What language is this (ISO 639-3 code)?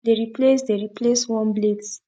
pcm